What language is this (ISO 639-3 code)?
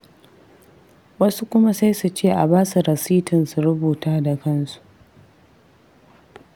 hau